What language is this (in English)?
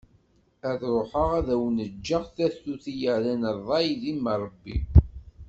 Kabyle